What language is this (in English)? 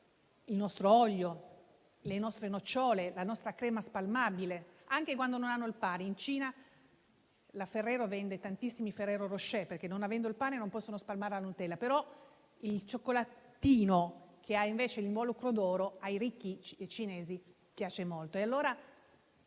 Italian